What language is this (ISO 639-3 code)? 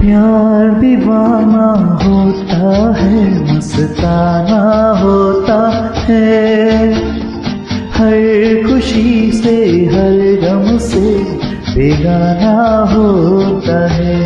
hin